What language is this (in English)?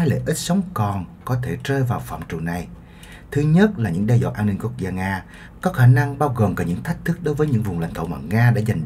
Vietnamese